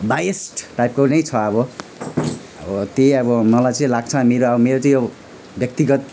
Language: Nepali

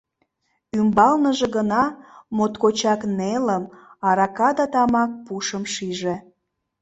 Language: Mari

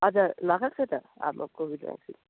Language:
Nepali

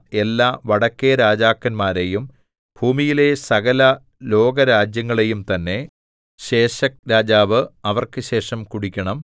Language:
Malayalam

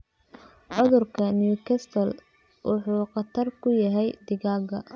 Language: Somali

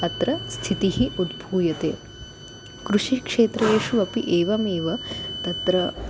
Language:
Sanskrit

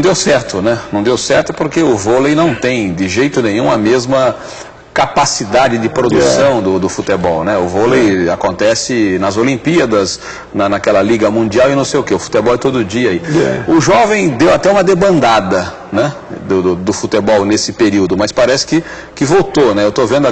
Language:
Portuguese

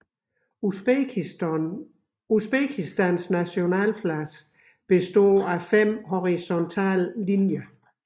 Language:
Danish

